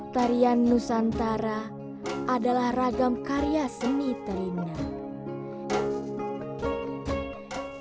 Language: Indonesian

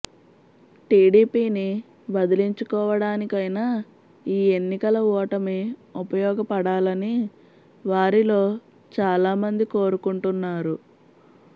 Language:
Telugu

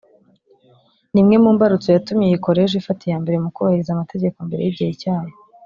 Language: Kinyarwanda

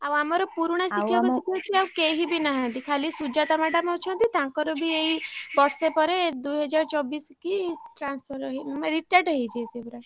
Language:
Odia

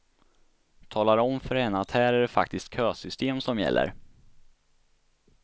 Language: Swedish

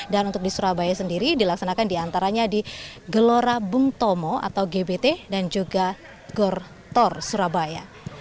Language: Indonesian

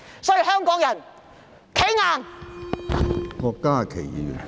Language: Cantonese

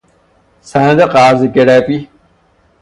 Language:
Persian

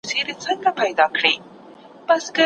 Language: Pashto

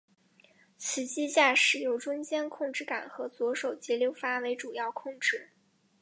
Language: Chinese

